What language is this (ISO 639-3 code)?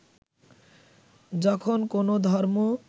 ben